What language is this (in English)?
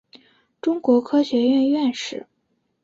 Chinese